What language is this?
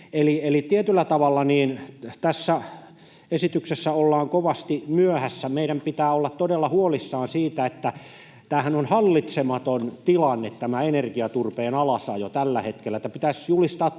Finnish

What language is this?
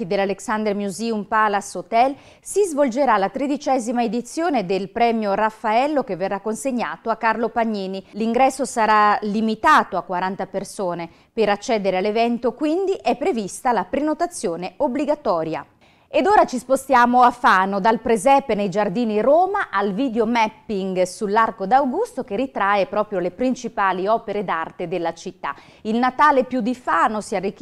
Italian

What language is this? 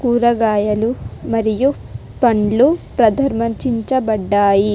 Telugu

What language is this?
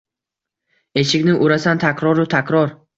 Uzbek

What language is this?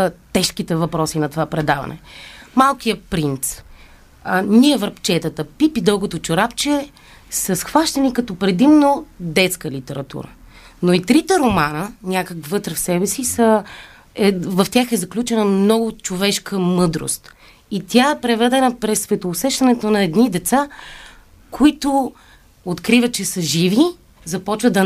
Bulgarian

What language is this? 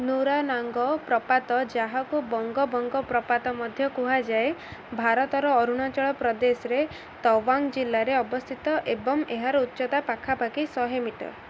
Odia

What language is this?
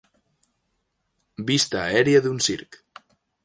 Catalan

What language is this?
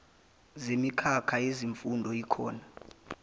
Zulu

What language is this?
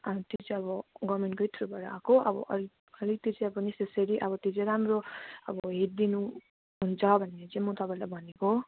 Nepali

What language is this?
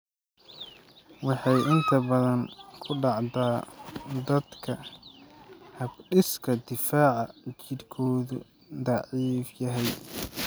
Somali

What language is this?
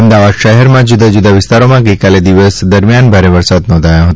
Gujarati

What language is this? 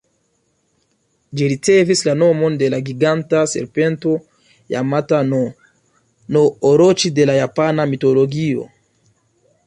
Esperanto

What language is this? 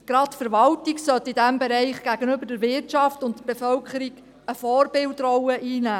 Swiss German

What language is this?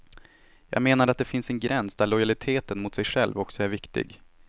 Swedish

